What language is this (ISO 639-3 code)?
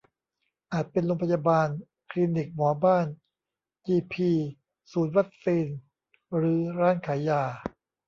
tha